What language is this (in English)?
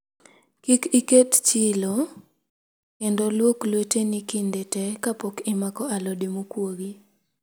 Luo (Kenya and Tanzania)